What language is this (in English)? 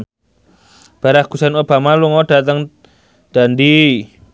Javanese